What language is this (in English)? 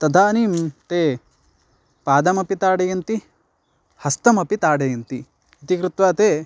Sanskrit